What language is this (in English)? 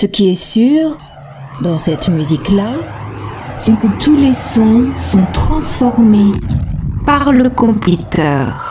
French